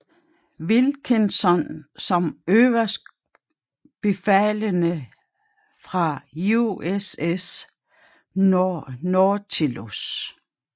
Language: Danish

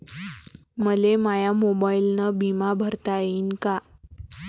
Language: Marathi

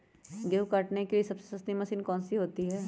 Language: Magahi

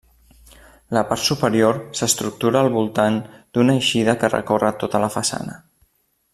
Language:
Catalan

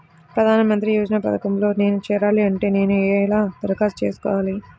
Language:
Telugu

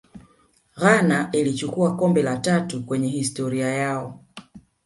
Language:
Swahili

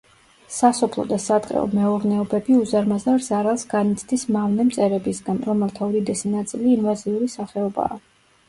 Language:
Georgian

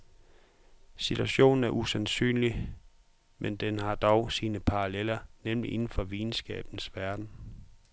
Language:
Danish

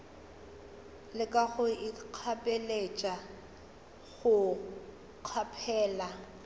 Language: Northern Sotho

